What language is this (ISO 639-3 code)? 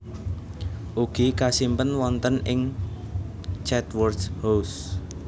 jav